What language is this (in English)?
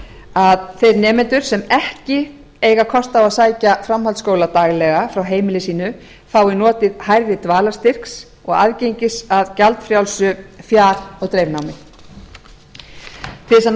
Icelandic